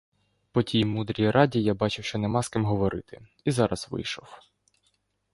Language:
Ukrainian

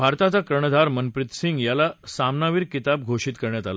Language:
Marathi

